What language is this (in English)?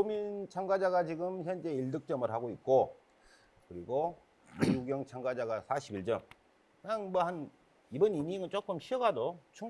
Korean